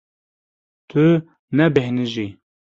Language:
Kurdish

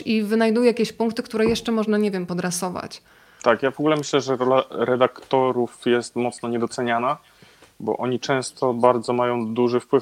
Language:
Polish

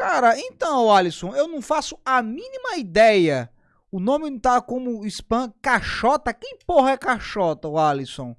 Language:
Portuguese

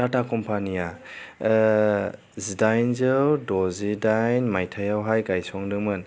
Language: Bodo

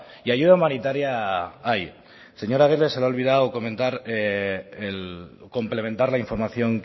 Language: Spanish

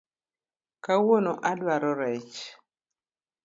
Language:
Luo (Kenya and Tanzania)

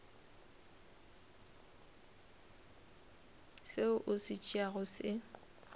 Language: Northern Sotho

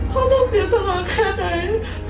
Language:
Thai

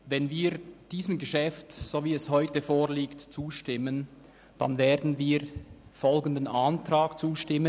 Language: Swiss German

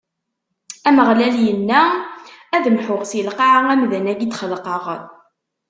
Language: Kabyle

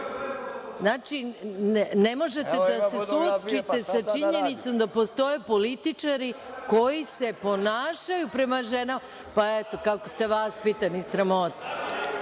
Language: Serbian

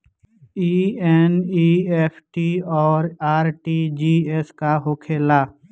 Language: Bhojpuri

